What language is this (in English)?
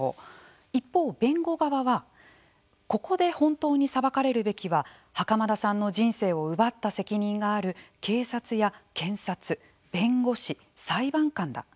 Japanese